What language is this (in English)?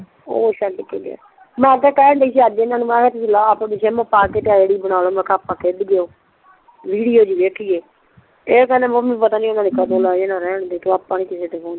Punjabi